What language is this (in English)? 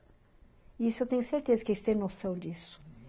Portuguese